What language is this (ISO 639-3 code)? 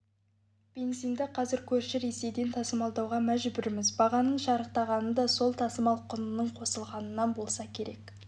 kaz